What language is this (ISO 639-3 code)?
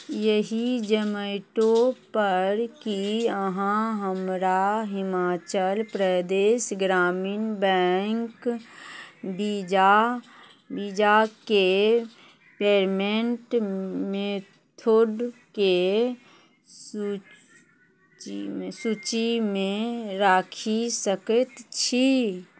mai